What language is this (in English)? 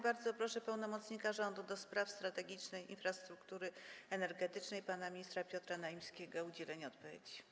Polish